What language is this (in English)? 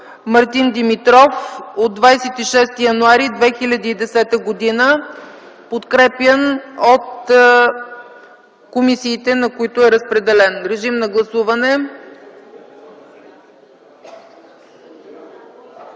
Bulgarian